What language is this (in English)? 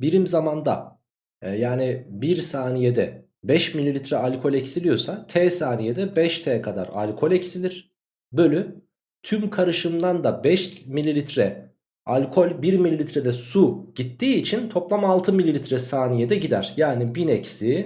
Turkish